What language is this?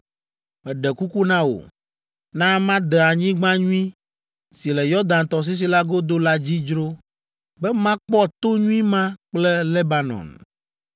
Ewe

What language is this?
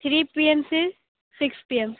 Hindi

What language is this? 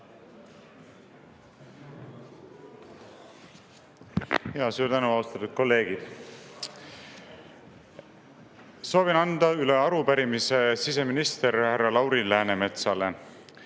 Estonian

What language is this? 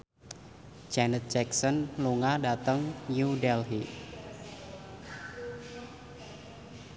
Javanese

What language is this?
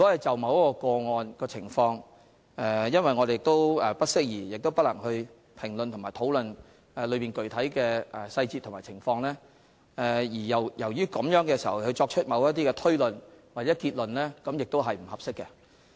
Cantonese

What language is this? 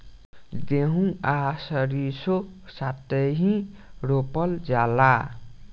Bhojpuri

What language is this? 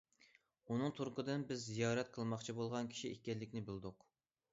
Uyghur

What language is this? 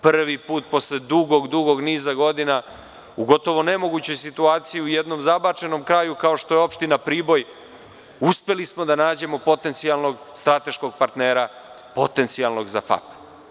Serbian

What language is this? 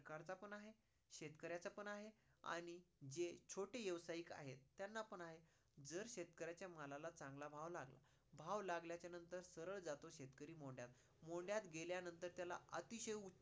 Marathi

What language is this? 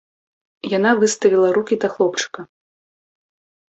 Belarusian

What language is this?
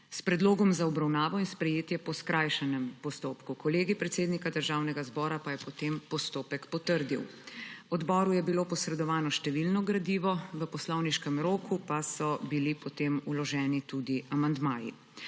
Slovenian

